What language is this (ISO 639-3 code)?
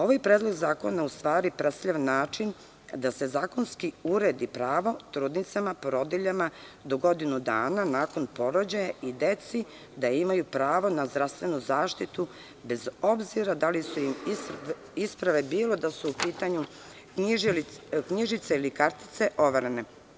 srp